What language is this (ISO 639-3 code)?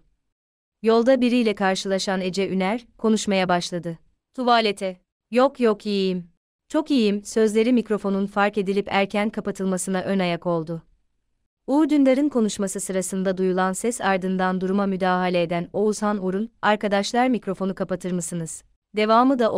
tur